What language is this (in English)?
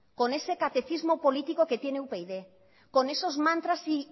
Spanish